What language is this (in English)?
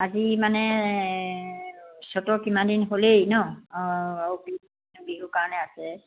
Assamese